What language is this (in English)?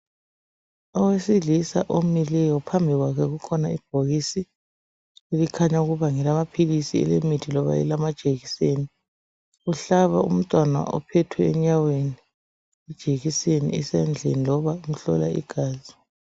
North Ndebele